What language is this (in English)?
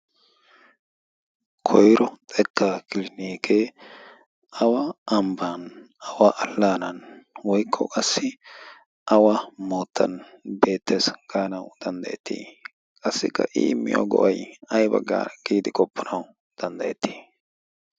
Wolaytta